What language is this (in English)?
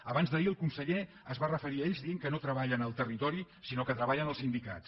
Catalan